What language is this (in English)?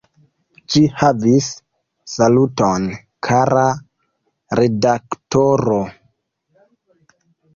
Esperanto